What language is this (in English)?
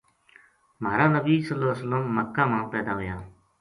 Gujari